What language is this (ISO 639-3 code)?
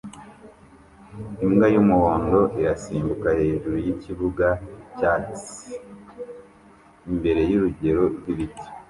kin